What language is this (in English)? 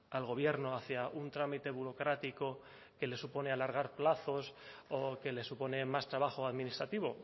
Spanish